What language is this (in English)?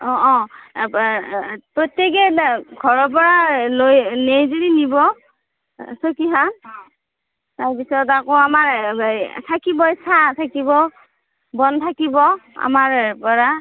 Assamese